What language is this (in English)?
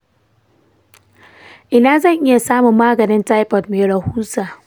Hausa